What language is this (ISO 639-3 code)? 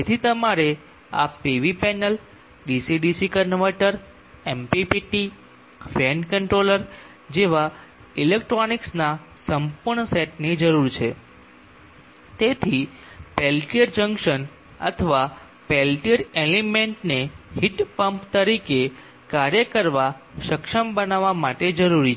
guj